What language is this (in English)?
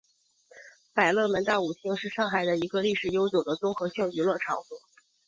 Chinese